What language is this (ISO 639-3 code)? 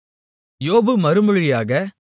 tam